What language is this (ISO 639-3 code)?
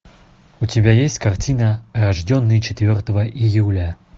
rus